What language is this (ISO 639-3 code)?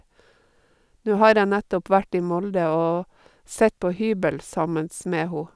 nor